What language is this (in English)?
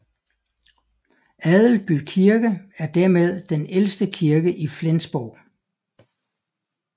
Danish